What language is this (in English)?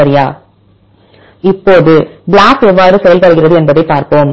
Tamil